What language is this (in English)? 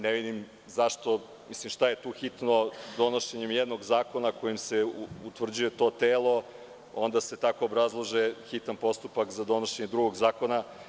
Serbian